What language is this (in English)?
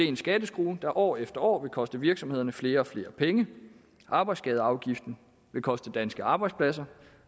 Danish